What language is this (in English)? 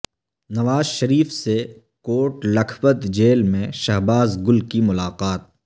Urdu